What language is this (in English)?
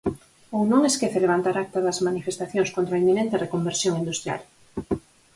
Galician